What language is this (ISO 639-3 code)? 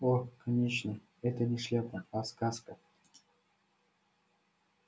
rus